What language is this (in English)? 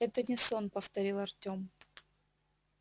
Russian